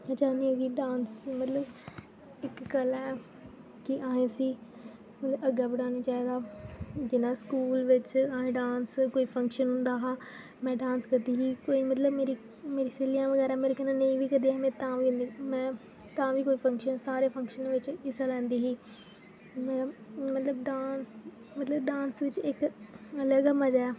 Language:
Dogri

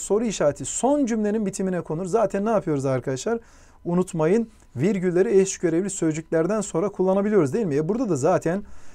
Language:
Turkish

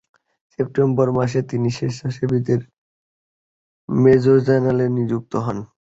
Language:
Bangla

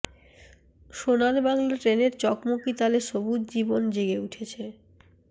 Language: Bangla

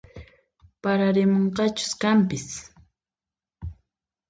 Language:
Puno Quechua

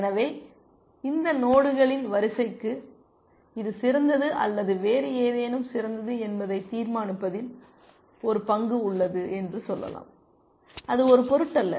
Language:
Tamil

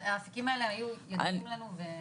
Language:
Hebrew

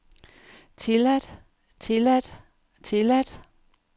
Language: Danish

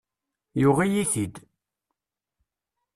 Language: Kabyle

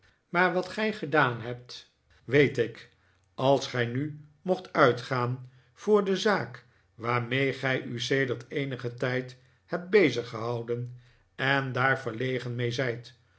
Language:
Dutch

